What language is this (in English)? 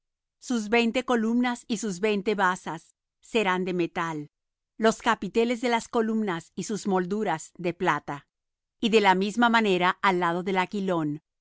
Spanish